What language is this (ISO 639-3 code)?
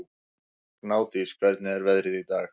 isl